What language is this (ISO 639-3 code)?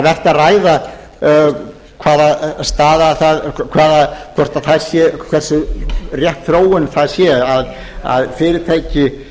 isl